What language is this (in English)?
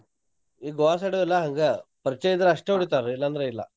Kannada